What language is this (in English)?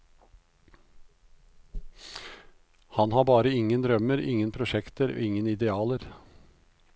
Norwegian